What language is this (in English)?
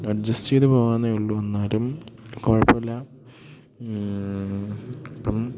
Malayalam